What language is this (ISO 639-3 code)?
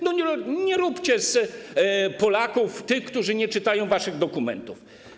pol